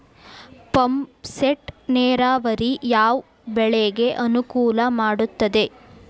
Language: Kannada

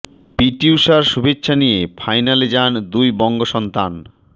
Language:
Bangla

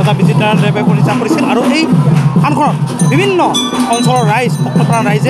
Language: Korean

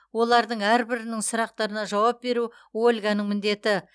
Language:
Kazakh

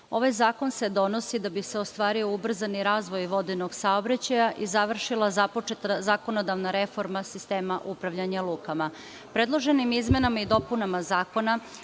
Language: Serbian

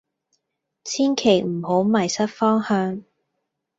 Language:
Cantonese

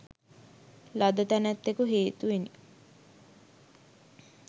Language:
Sinhala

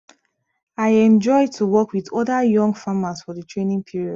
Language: Nigerian Pidgin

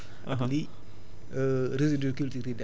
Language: Wolof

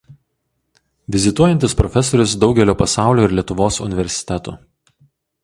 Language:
Lithuanian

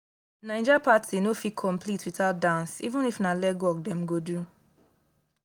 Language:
Nigerian Pidgin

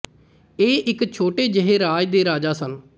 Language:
Punjabi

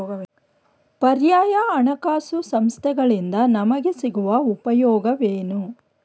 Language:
Kannada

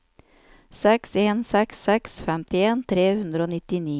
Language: Norwegian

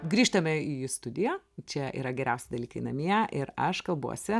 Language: Lithuanian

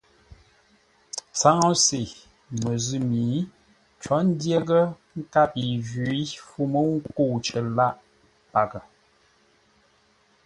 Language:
Ngombale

